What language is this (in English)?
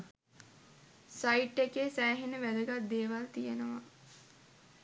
Sinhala